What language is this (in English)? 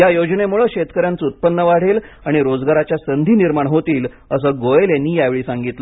Marathi